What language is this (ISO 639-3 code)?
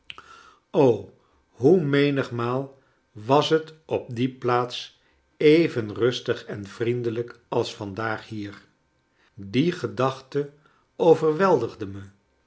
nld